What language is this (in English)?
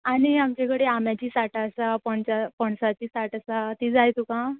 Konkani